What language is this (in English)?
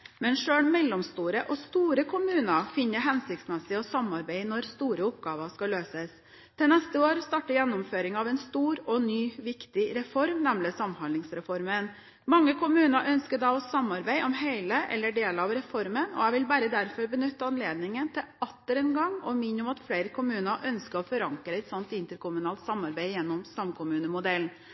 Norwegian Bokmål